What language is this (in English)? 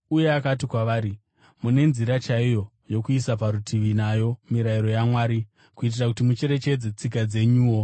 Shona